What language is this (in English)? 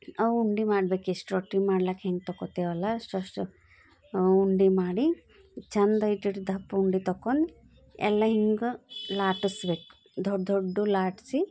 Kannada